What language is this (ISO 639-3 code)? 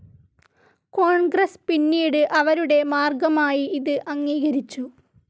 mal